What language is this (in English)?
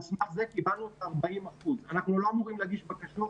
Hebrew